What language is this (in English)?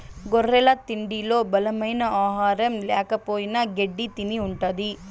Telugu